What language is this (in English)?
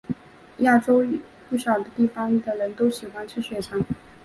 Chinese